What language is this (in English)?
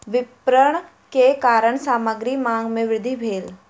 Maithili